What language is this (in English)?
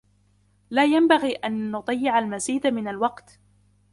Arabic